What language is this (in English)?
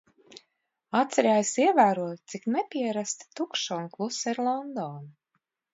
Latvian